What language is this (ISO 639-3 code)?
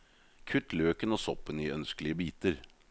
nor